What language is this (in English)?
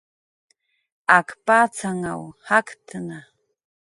Jaqaru